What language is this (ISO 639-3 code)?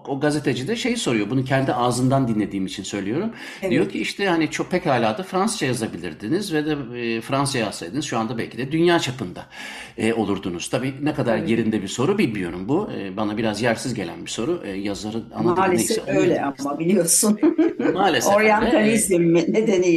tur